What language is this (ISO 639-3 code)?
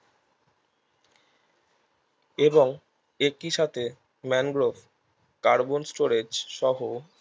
ben